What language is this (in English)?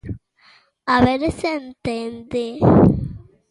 Galician